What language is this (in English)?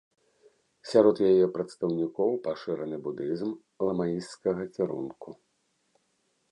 Belarusian